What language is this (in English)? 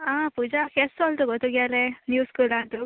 Konkani